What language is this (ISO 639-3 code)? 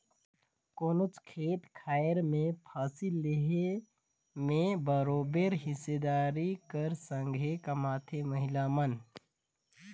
hne